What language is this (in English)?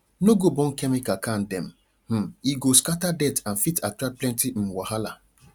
Nigerian Pidgin